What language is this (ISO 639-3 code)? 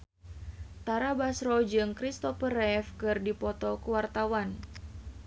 sun